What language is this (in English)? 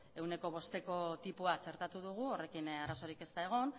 Basque